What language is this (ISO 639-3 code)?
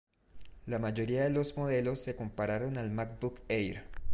spa